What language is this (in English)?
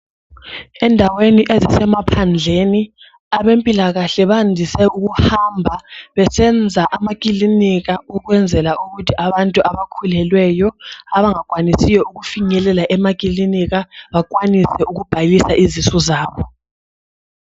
North Ndebele